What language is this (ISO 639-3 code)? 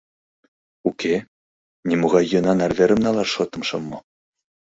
chm